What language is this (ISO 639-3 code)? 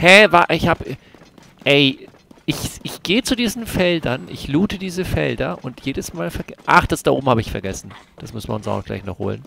deu